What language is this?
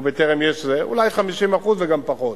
Hebrew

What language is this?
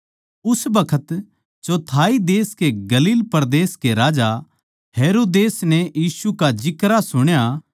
Haryanvi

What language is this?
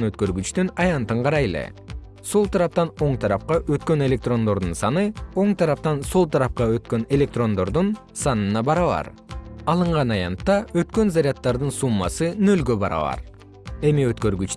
Kyrgyz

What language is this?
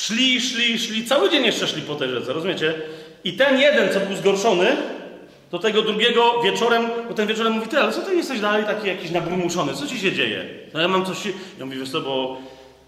Polish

